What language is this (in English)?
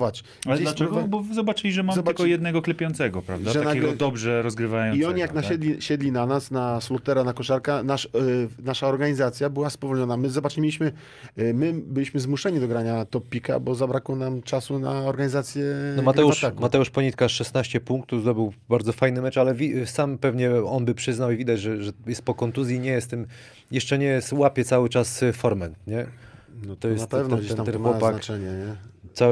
Polish